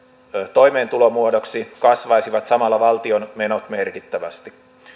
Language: Finnish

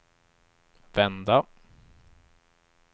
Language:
Swedish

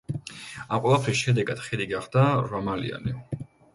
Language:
Georgian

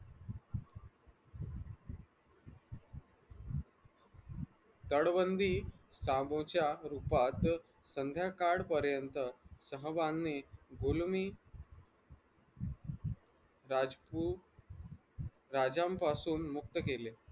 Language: Marathi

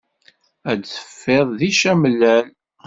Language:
Kabyle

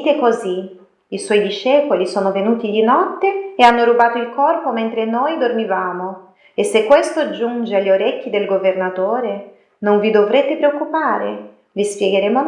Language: Italian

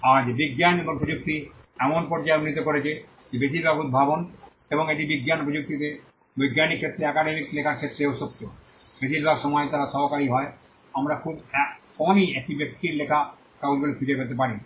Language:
Bangla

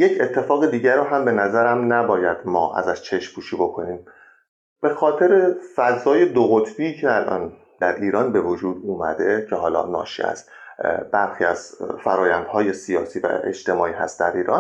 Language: Persian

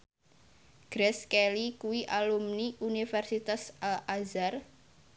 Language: Javanese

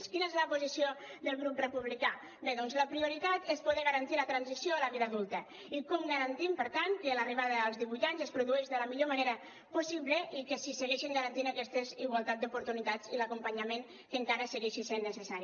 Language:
Catalan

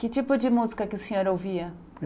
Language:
Portuguese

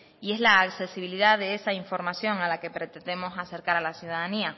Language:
Spanish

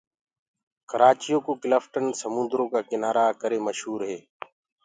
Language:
Gurgula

